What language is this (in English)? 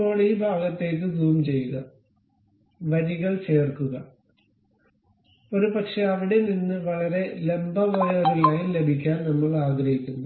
Malayalam